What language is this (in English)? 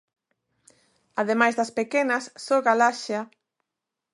Galician